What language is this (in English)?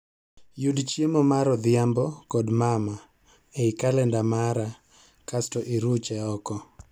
Luo (Kenya and Tanzania)